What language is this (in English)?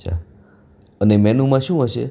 Gujarati